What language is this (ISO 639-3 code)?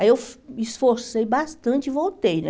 por